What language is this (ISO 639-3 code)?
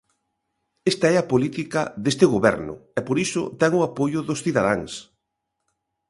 glg